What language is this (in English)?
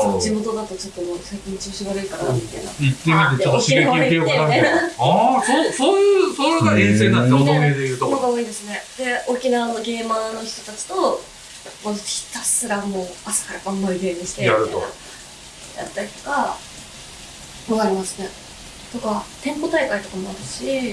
Japanese